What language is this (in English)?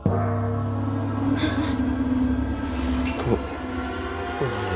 Indonesian